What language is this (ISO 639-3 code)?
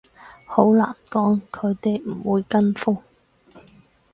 yue